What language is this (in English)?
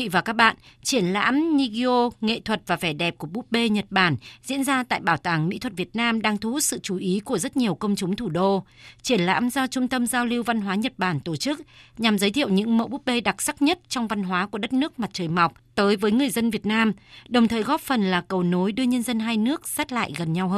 Vietnamese